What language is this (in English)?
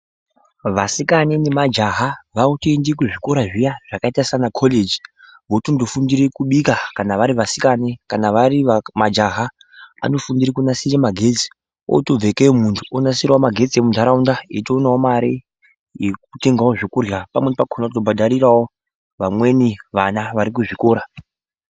Ndau